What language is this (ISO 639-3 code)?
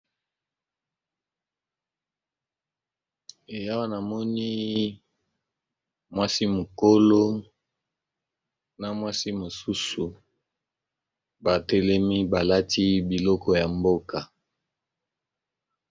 lin